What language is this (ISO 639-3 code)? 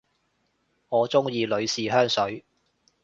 yue